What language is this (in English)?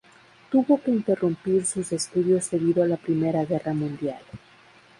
Spanish